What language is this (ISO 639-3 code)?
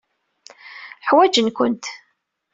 kab